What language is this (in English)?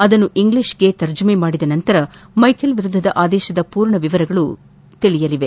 Kannada